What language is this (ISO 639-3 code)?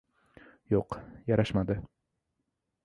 uzb